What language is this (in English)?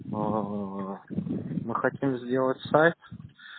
Russian